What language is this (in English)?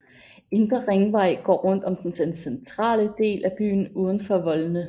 Danish